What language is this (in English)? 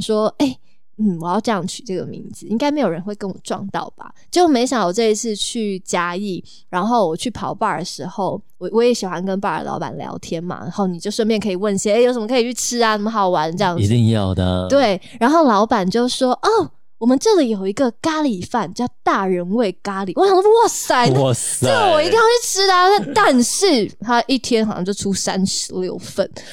Chinese